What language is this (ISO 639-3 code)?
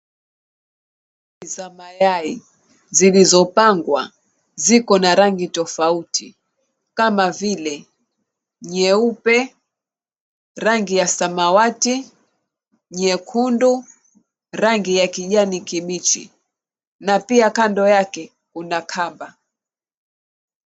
swa